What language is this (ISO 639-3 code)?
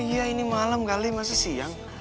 ind